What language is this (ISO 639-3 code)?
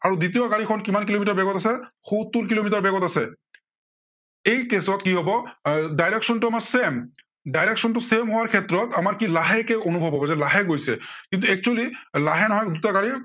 asm